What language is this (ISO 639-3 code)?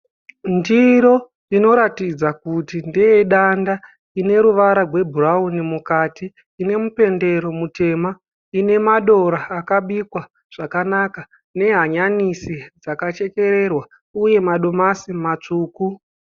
sna